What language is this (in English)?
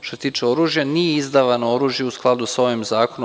Serbian